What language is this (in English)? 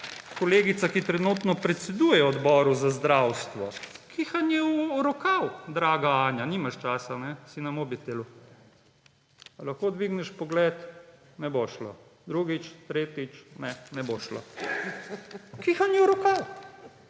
Slovenian